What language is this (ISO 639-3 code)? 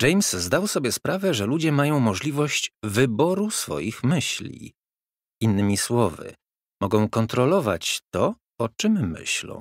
pol